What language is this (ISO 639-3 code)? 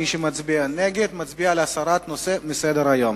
heb